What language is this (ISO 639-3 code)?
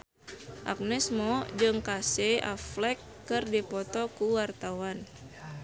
sun